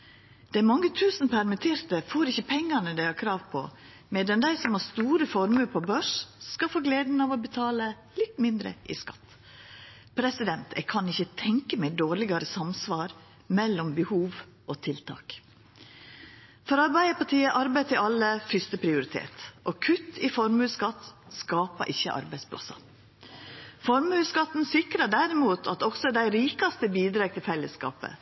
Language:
Norwegian Nynorsk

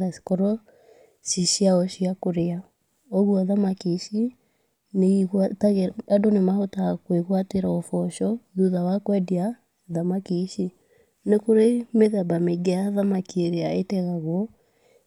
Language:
Kikuyu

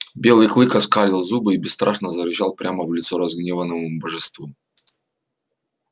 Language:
Russian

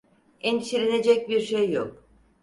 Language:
Turkish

